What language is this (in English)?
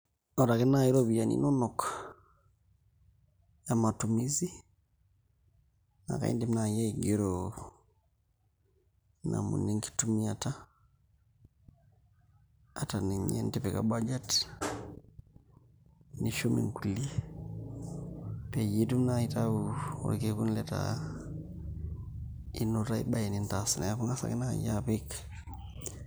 Masai